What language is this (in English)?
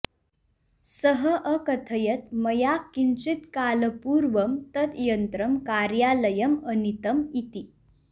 Sanskrit